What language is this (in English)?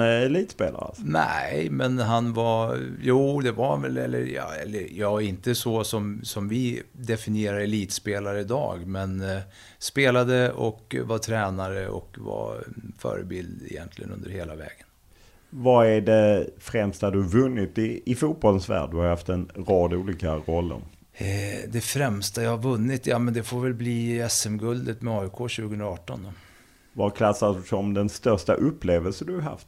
Swedish